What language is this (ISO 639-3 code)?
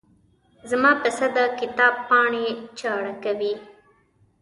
pus